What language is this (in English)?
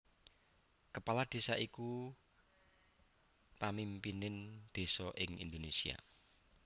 Javanese